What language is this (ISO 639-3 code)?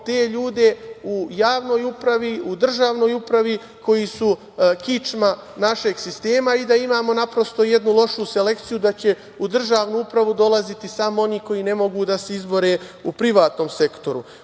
srp